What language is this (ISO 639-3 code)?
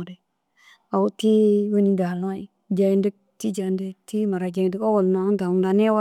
dzg